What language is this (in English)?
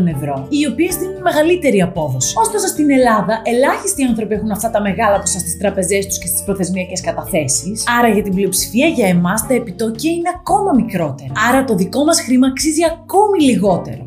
Greek